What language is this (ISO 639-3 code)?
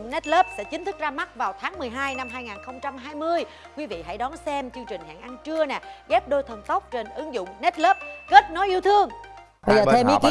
vie